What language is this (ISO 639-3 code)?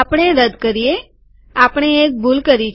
guj